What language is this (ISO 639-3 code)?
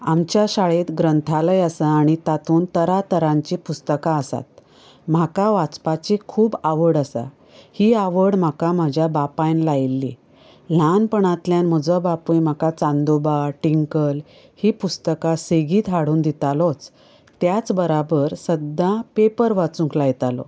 kok